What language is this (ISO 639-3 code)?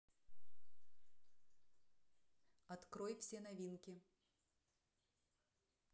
rus